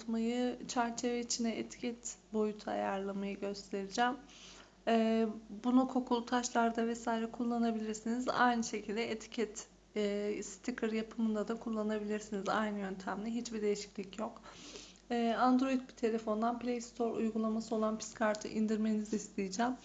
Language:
Turkish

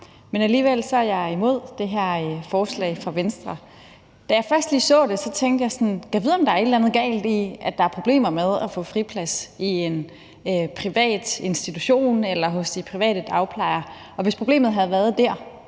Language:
Danish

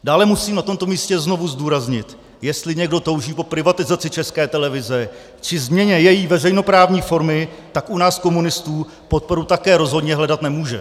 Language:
Czech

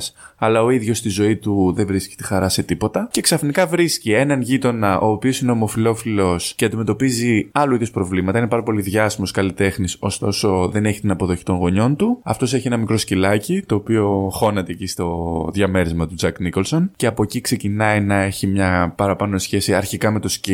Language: Greek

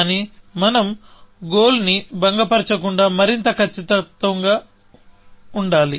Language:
Telugu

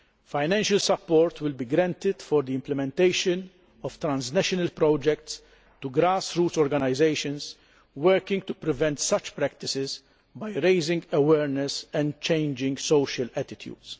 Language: English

